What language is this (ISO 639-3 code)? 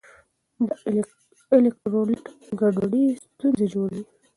pus